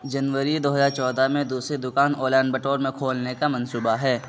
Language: Urdu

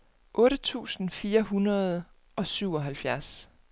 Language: Danish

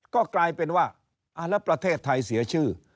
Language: Thai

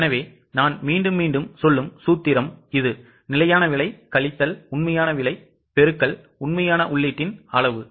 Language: Tamil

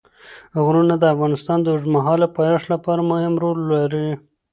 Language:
Pashto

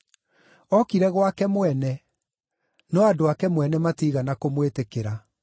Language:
Kikuyu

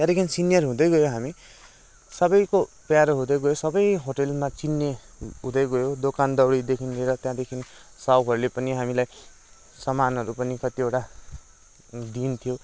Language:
Nepali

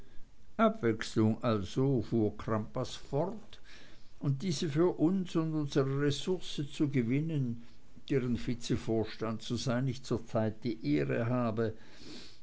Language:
German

